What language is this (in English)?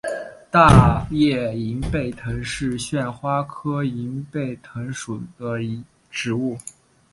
Chinese